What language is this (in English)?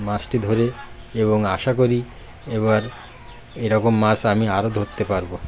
Bangla